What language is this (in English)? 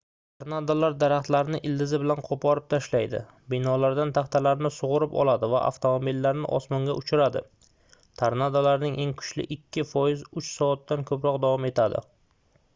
Uzbek